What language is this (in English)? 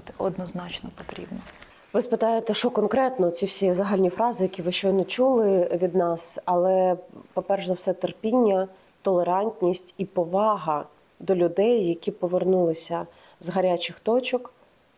Ukrainian